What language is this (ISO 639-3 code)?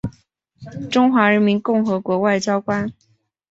zho